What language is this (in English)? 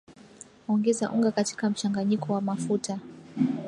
Swahili